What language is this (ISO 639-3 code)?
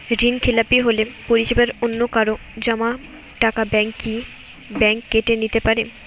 ben